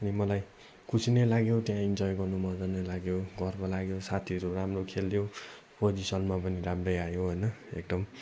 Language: Nepali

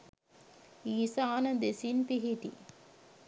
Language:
Sinhala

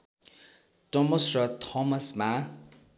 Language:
Nepali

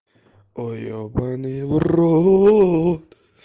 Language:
Russian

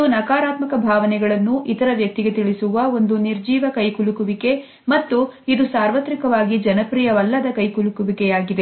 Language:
Kannada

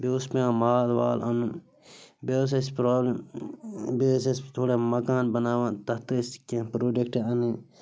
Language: Kashmiri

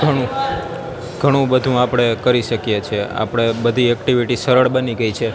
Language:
Gujarati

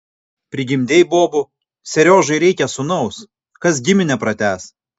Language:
Lithuanian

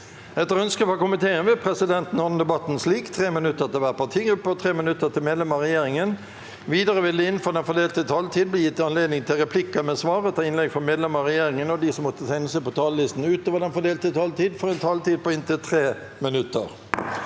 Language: Norwegian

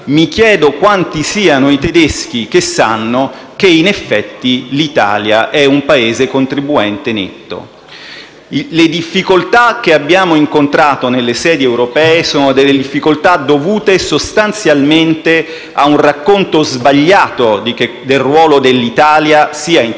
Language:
Italian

